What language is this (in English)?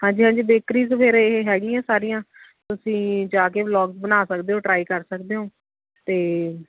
Punjabi